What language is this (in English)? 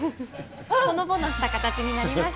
Japanese